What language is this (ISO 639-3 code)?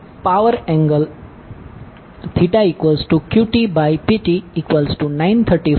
guj